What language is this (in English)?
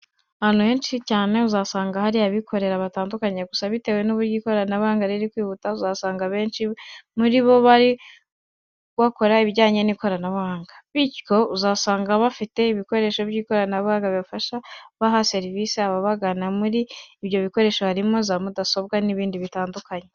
Kinyarwanda